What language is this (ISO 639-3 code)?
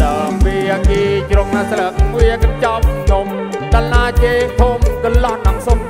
tha